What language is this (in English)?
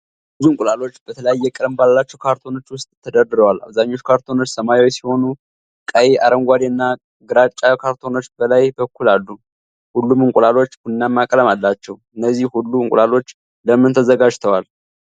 Amharic